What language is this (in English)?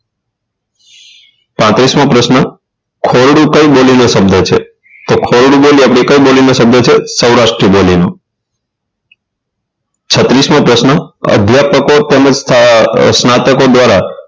Gujarati